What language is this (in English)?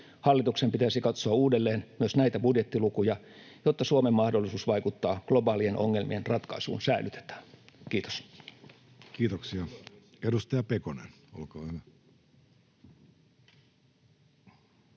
Finnish